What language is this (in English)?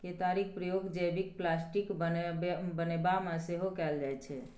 Maithili